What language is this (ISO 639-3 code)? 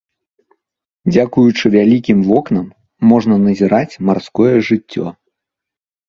bel